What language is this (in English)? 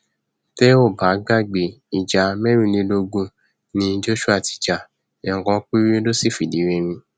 Yoruba